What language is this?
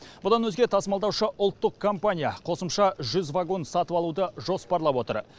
Kazakh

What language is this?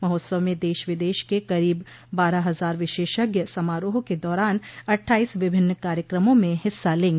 Hindi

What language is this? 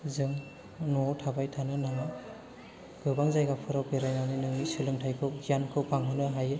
Bodo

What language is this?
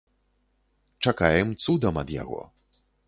Belarusian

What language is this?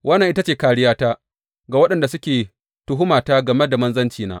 Hausa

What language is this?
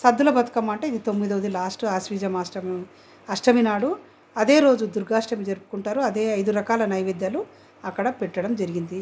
Telugu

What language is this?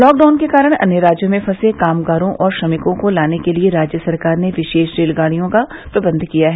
Hindi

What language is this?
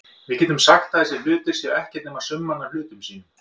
Icelandic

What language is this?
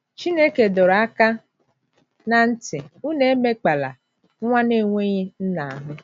Igbo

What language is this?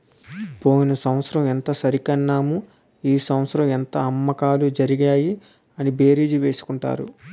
Telugu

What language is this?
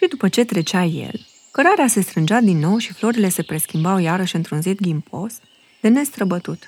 Romanian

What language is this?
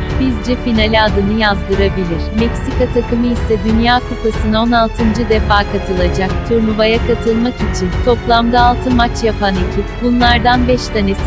Turkish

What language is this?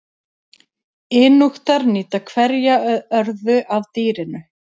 Icelandic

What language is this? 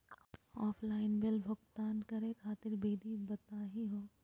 Magahi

